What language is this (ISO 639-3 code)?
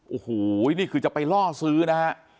tha